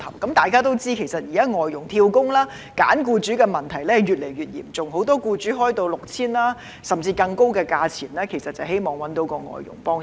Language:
Cantonese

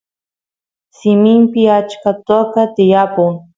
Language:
Santiago del Estero Quichua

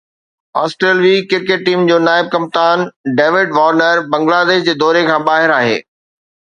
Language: Sindhi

